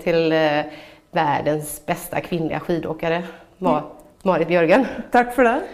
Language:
Swedish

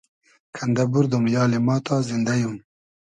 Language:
Hazaragi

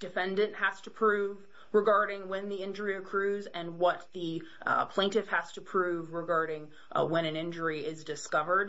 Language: English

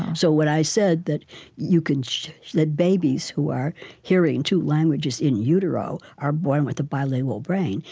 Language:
English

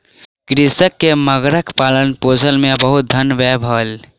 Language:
Maithili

